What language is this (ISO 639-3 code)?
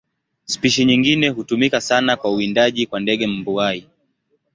swa